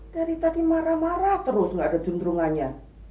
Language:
Indonesian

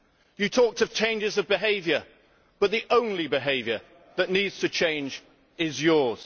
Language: English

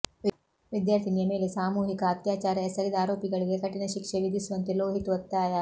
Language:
Kannada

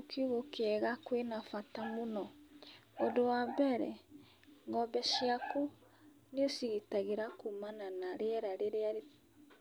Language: Kikuyu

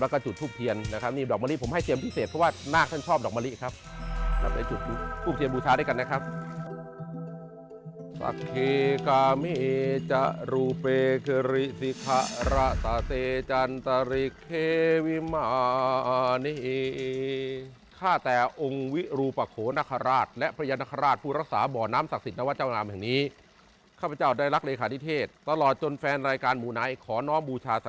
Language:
Thai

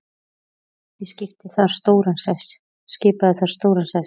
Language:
Icelandic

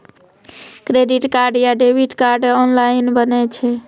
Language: Maithili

